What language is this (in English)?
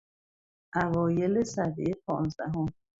Persian